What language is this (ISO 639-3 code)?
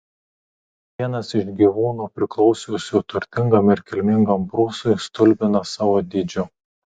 lit